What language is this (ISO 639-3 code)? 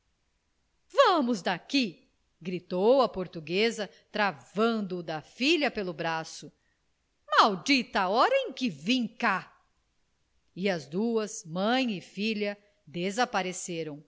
por